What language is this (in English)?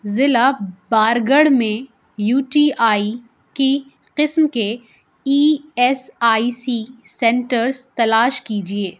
Urdu